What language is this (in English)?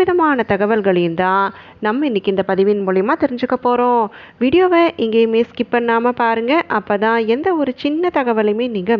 Arabic